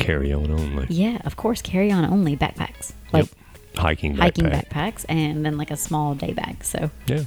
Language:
English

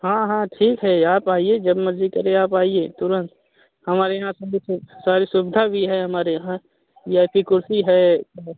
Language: Hindi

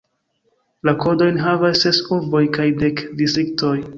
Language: Esperanto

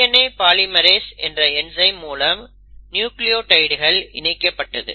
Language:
Tamil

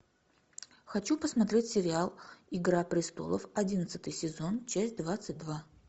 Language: Russian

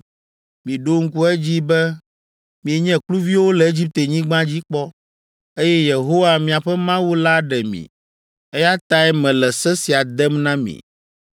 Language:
Ewe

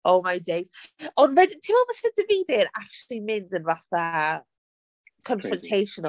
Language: Welsh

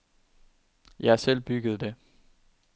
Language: Danish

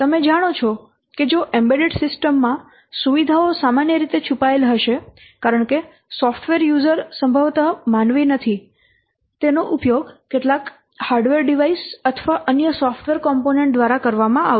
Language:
Gujarati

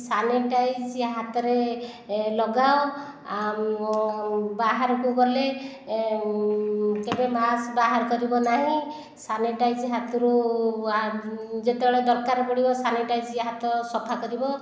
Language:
Odia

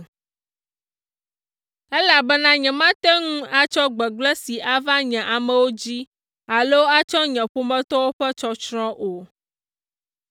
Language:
Ewe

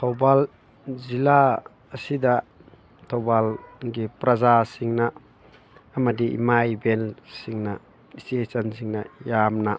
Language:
Manipuri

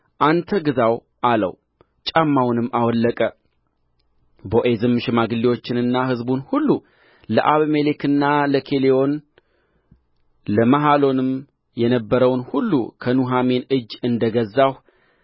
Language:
Amharic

